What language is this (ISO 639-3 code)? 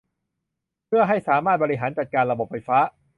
tha